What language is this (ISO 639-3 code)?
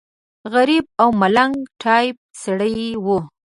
pus